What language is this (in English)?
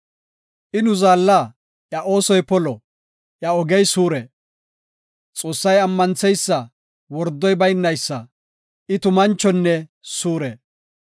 Gofa